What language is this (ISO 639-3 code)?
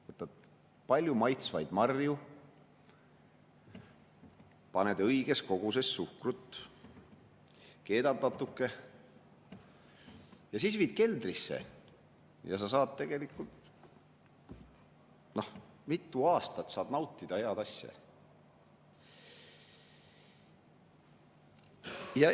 est